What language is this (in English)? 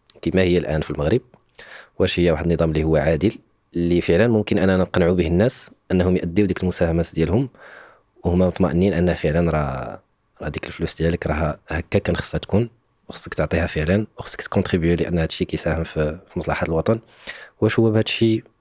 Arabic